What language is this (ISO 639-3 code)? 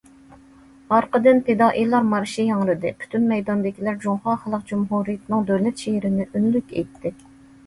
uig